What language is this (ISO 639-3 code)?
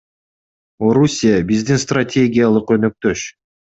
kir